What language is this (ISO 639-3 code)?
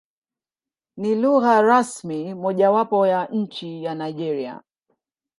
swa